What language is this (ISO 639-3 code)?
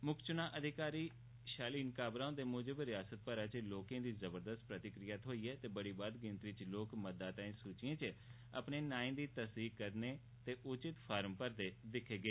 doi